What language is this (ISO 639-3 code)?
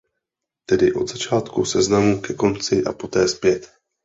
ces